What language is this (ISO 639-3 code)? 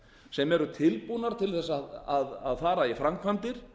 isl